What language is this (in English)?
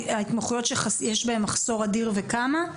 Hebrew